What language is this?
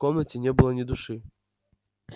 Russian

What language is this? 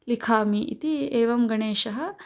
Sanskrit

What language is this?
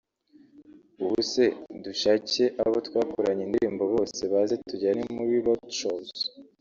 Kinyarwanda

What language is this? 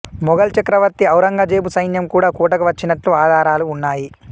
Telugu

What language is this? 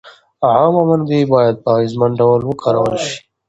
Pashto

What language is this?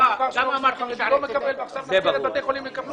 Hebrew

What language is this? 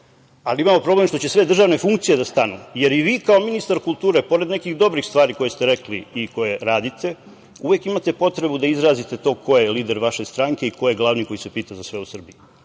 Serbian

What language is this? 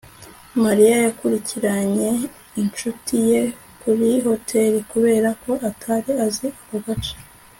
Kinyarwanda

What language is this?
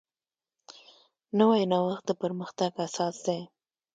Pashto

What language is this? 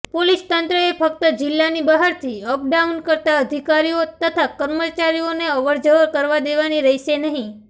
Gujarati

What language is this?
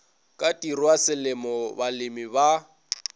Northern Sotho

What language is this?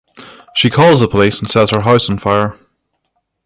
English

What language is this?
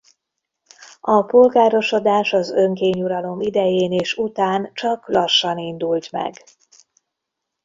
Hungarian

